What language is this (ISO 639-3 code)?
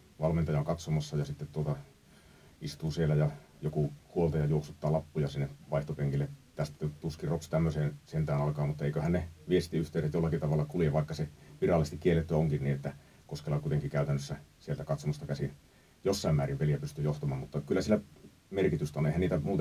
fin